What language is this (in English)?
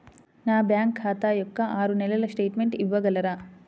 Telugu